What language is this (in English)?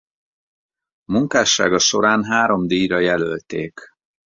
Hungarian